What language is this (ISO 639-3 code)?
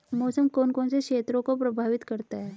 hin